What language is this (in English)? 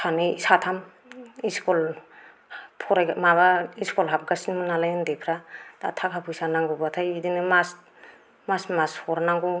Bodo